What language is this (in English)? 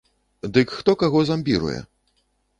Belarusian